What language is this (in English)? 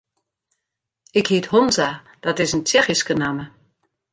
Western Frisian